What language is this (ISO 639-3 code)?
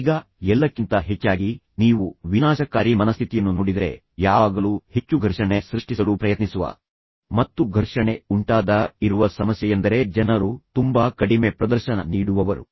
kan